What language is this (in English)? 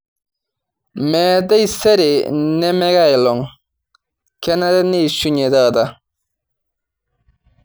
Masai